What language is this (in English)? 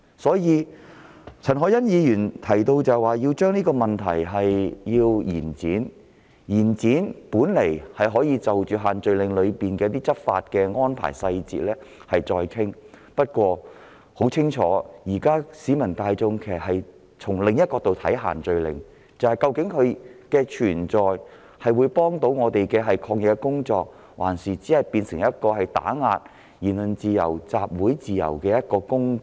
Cantonese